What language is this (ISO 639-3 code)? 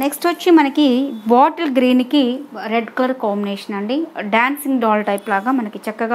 hin